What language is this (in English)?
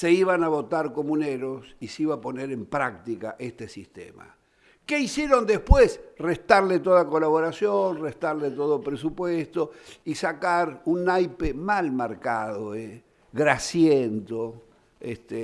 Spanish